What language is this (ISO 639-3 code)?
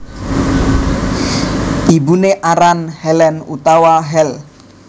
jav